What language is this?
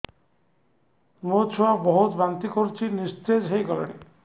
Odia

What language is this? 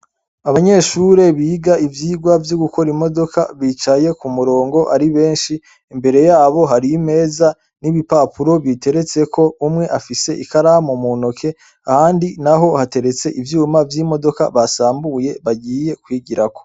Rundi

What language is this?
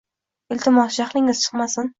Uzbek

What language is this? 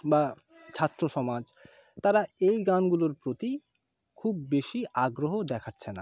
Bangla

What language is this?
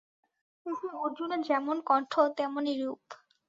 Bangla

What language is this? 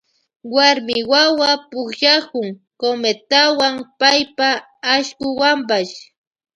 Loja Highland Quichua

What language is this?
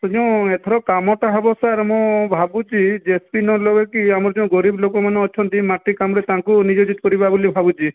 Odia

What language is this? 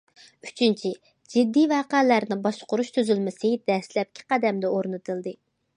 Uyghur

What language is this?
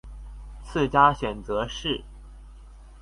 Chinese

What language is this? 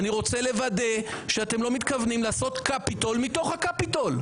Hebrew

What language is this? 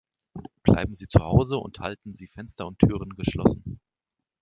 German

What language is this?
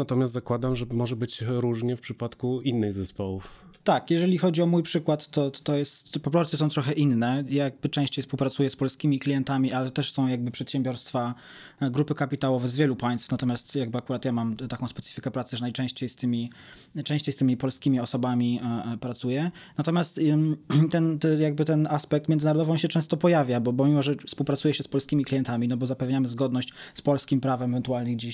Polish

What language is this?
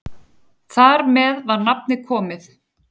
Icelandic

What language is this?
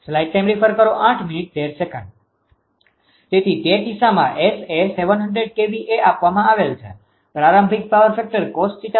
Gujarati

